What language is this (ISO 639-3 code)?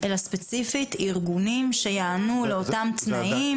heb